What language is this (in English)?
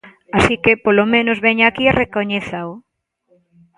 Galician